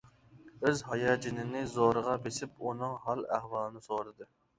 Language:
Uyghur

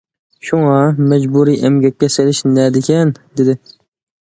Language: Uyghur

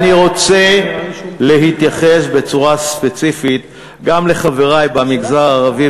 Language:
Hebrew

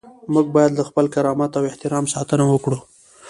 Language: Pashto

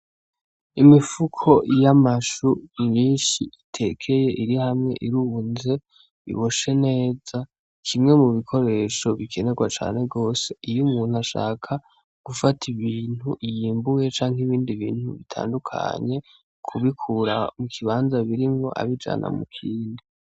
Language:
Rundi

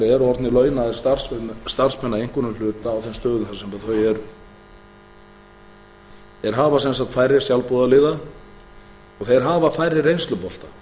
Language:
Icelandic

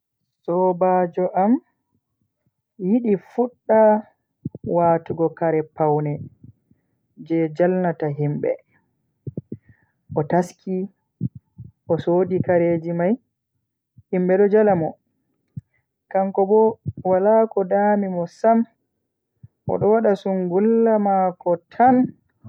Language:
Bagirmi Fulfulde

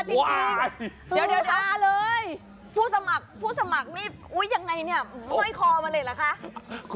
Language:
Thai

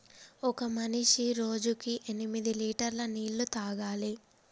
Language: Telugu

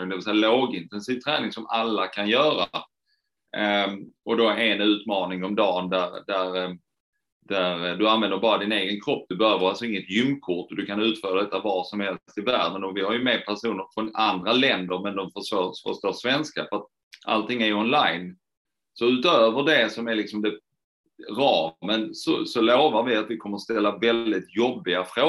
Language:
Swedish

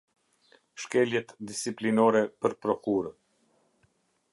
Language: Albanian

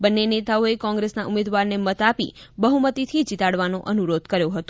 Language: Gujarati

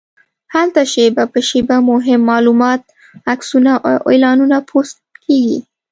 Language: Pashto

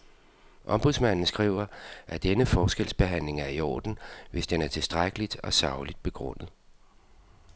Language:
Danish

